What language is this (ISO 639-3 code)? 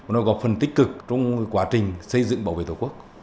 vie